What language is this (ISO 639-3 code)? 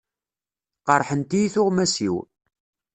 kab